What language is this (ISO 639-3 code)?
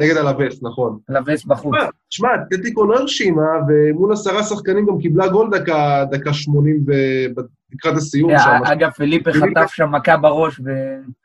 heb